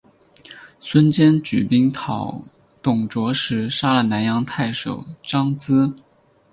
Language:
Chinese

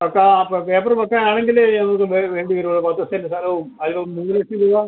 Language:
Malayalam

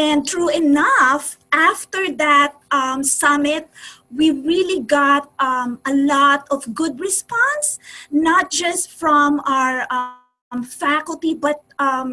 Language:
English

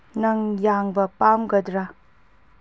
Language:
Manipuri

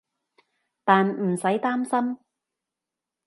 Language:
Cantonese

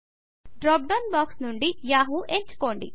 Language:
Telugu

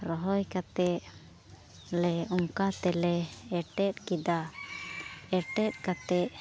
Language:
Santali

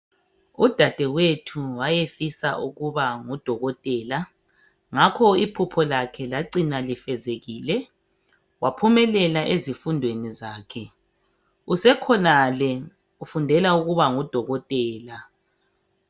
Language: North Ndebele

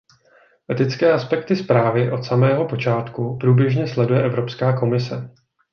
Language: Czech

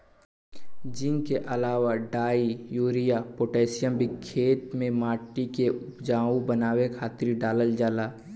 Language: Bhojpuri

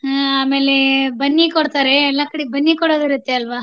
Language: Kannada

